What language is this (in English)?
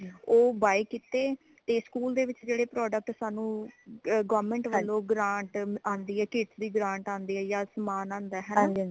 Punjabi